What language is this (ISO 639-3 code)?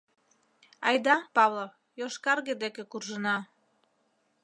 chm